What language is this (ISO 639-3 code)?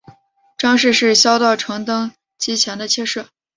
zho